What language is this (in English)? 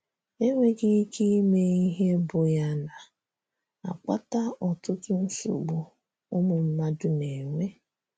Igbo